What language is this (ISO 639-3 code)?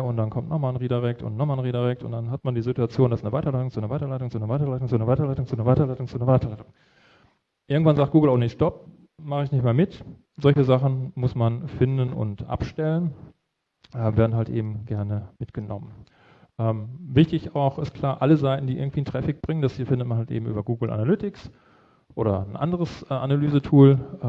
deu